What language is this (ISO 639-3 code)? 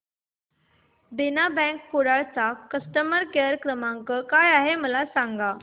mar